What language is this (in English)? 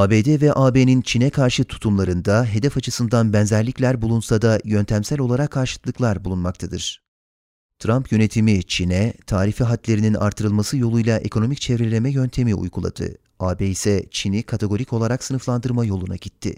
Turkish